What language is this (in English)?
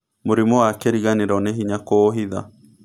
Kikuyu